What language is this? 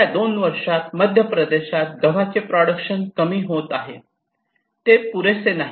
Marathi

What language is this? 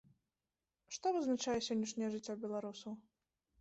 Belarusian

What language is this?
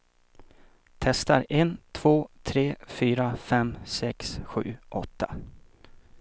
Swedish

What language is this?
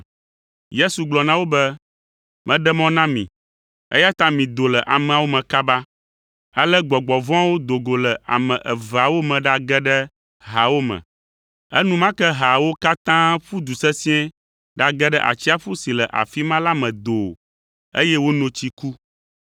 Ewe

